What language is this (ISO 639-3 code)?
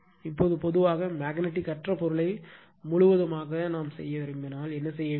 tam